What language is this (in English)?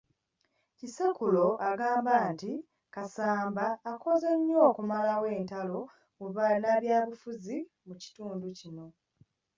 Ganda